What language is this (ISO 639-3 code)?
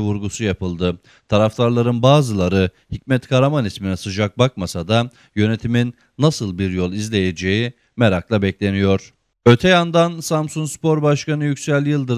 tur